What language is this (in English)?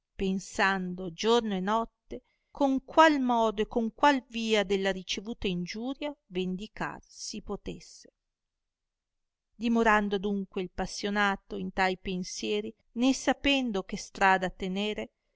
Italian